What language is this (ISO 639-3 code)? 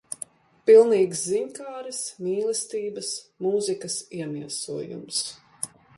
lav